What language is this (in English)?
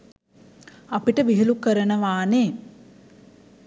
Sinhala